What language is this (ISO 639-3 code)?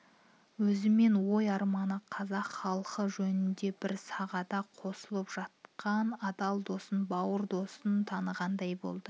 kaz